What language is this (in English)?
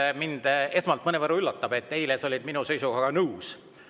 Estonian